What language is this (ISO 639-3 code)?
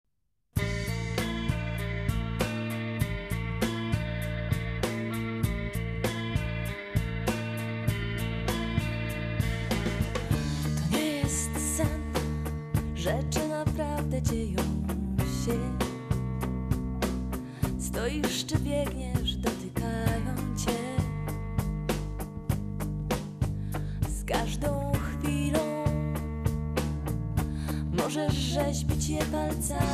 pol